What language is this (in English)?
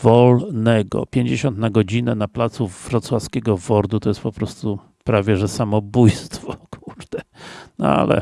Polish